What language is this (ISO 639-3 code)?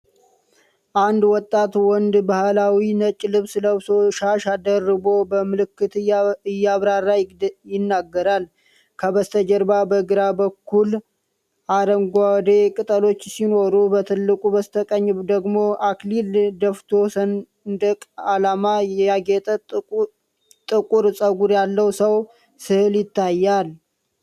amh